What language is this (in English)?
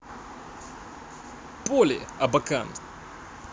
Russian